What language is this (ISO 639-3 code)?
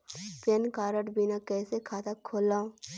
hne